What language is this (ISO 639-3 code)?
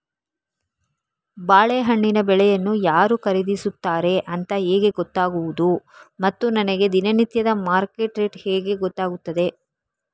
kan